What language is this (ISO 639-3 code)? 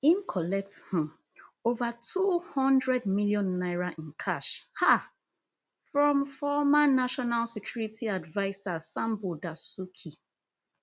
pcm